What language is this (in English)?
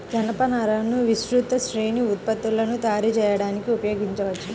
Telugu